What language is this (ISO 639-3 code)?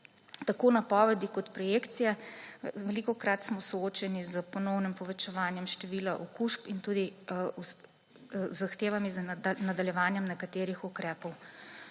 slv